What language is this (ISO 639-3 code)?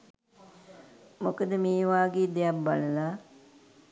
sin